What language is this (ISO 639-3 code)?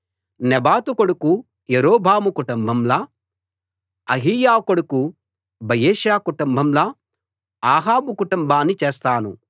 tel